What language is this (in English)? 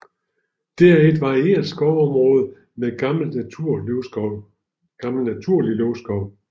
Danish